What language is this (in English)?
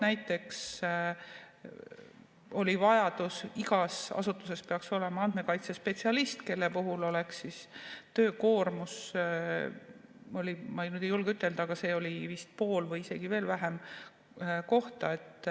Estonian